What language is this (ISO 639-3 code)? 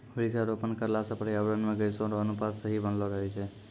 mai